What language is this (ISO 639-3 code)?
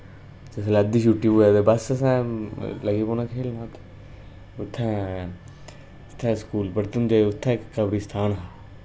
doi